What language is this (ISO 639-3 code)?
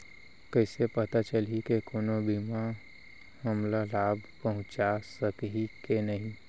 hne